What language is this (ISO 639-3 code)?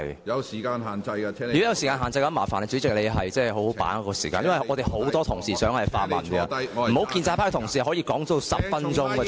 yue